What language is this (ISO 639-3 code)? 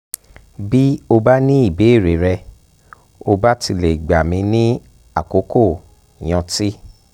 yor